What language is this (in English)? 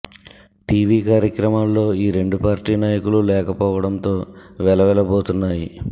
Telugu